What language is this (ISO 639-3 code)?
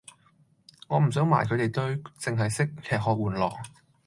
yue